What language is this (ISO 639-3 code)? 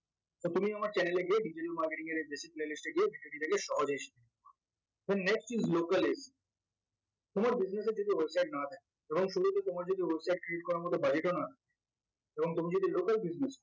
ben